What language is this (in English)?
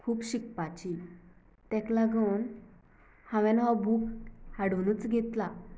Konkani